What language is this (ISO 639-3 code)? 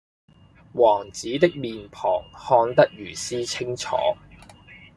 yue